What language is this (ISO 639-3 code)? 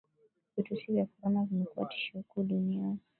swa